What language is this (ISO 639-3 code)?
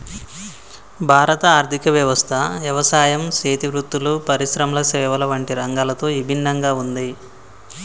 tel